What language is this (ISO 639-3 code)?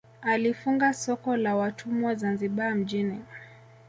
swa